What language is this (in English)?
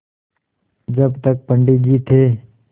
Hindi